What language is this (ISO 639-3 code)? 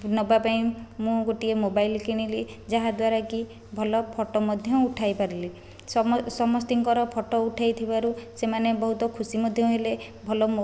ori